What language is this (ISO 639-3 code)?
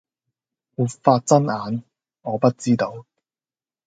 yue